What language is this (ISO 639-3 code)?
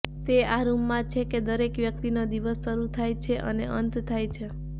guj